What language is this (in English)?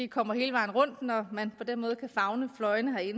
Danish